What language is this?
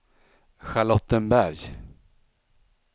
Swedish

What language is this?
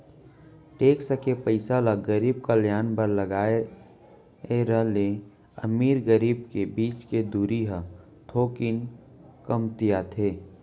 Chhattisgarhi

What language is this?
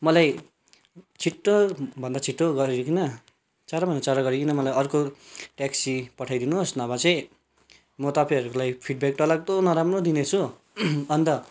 Nepali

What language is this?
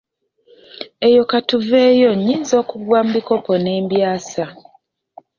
Ganda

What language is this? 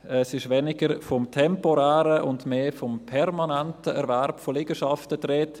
Swiss German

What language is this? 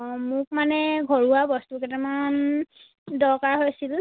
Assamese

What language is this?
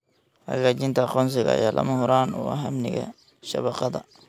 Somali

